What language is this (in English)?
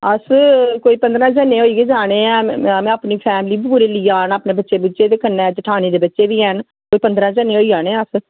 Dogri